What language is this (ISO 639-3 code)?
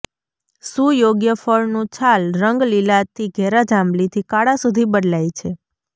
guj